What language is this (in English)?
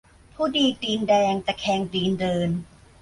Thai